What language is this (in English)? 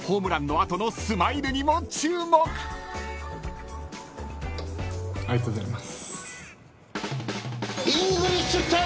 Japanese